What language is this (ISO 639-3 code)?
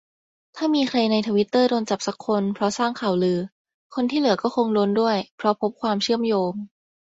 tha